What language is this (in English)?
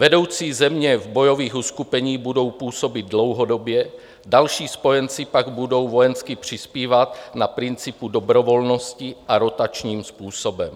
Czech